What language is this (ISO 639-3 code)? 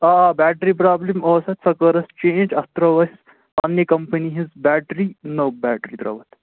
kas